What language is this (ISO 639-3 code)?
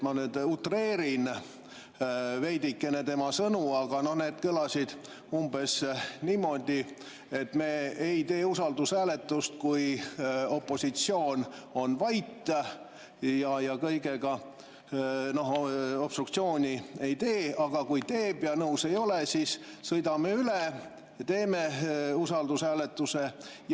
est